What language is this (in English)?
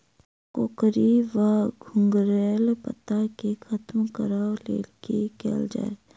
Maithili